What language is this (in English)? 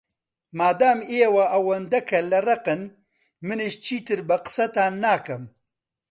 Central Kurdish